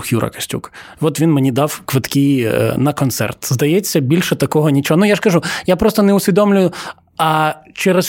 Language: Ukrainian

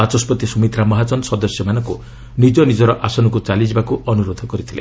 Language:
Odia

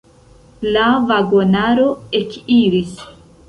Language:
Esperanto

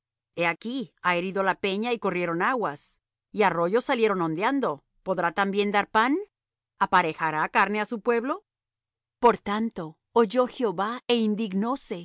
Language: Spanish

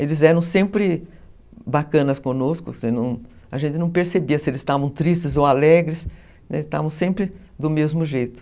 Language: Portuguese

